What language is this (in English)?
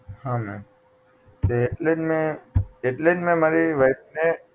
Gujarati